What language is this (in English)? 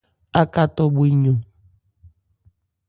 Ebrié